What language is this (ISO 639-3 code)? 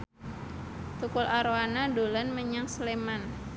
jav